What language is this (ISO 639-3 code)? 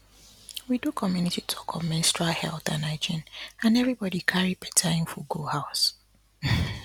pcm